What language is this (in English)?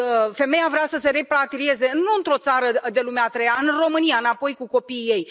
Romanian